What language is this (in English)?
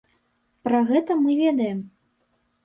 Belarusian